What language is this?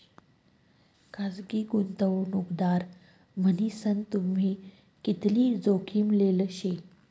Marathi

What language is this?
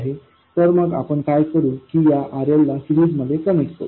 Marathi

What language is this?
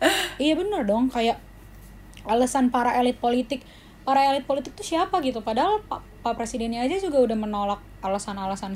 Indonesian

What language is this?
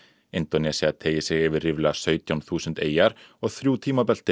Icelandic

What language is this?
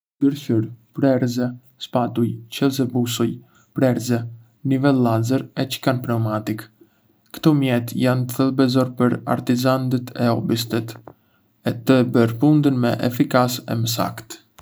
Arbëreshë Albanian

